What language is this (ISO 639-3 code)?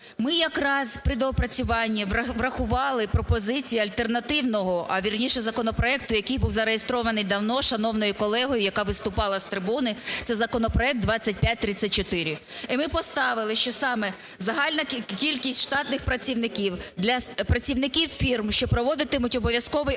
ukr